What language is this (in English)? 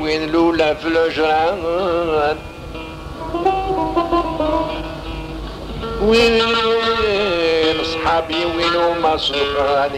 Arabic